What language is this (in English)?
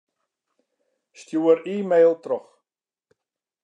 Western Frisian